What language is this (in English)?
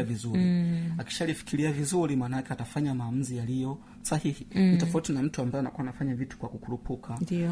Swahili